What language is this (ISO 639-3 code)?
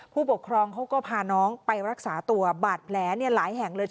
tha